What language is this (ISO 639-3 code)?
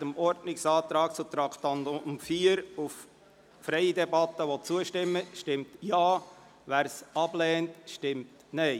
gsw